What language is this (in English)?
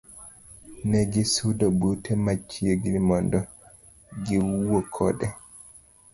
Luo (Kenya and Tanzania)